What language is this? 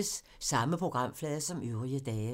Danish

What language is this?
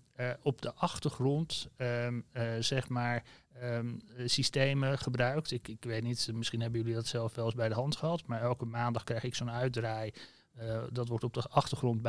Dutch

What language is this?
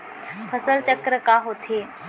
Chhattisgarhi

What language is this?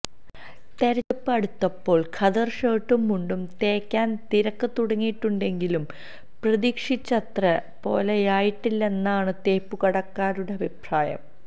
Malayalam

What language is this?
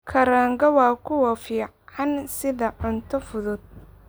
Somali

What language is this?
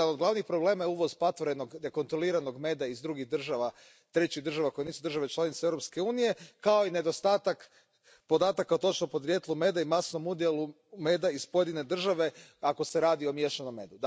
Croatian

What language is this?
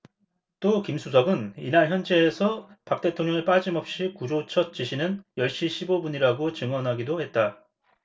Korean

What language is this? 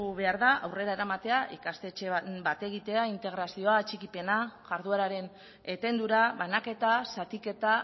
Basque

